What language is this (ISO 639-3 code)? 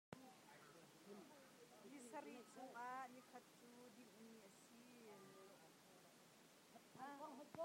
cnh